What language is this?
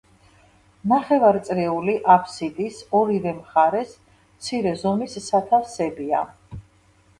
Georgian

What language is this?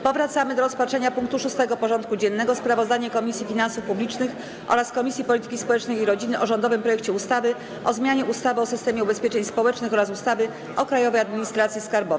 Polish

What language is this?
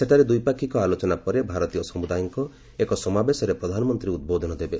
Odia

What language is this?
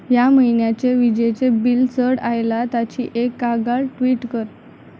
Konkani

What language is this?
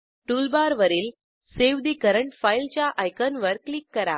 Marathi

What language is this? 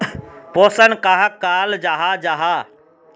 Magahi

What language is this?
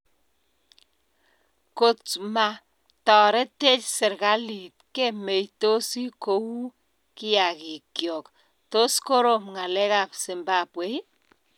Kalenjin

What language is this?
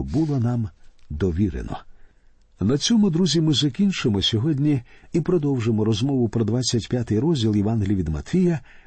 Ukrainian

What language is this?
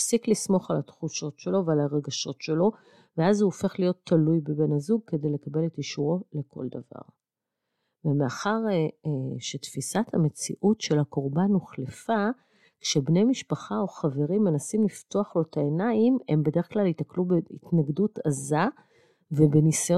Hebrew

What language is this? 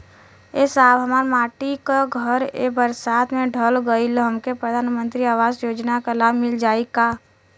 Bhojpuri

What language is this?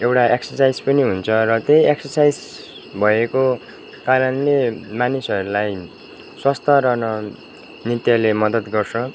Nepali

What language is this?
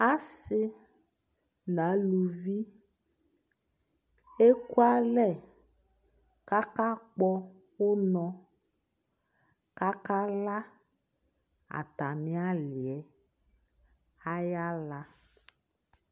Ikposo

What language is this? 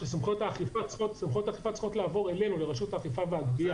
Hebrew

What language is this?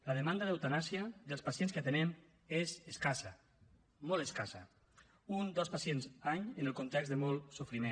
Catalan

